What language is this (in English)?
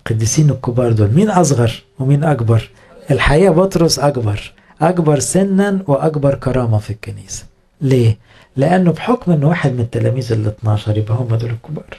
Arabic